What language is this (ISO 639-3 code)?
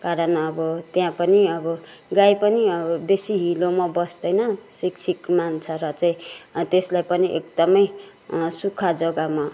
nep